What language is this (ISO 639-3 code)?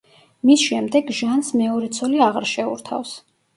kat